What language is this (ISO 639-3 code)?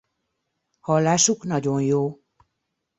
hun